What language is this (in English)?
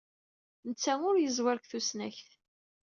Kabyle